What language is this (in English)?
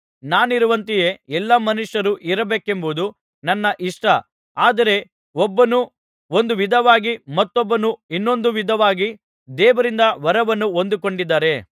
Kannada